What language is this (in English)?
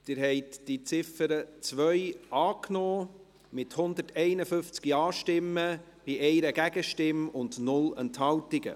Swiss German